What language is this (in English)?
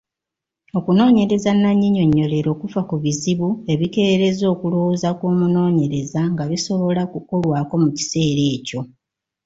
Ganda